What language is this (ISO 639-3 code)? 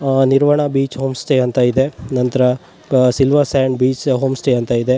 kan